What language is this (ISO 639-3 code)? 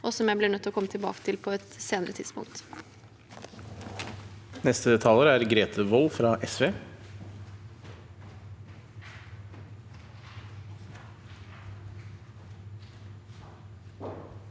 nor